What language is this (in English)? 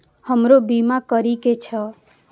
Maithili